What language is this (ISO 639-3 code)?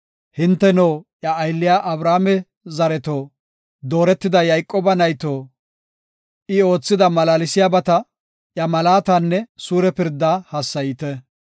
gof